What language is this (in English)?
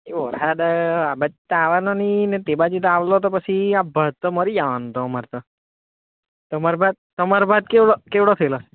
Gujarati